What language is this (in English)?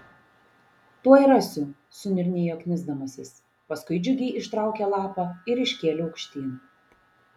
Lithuanian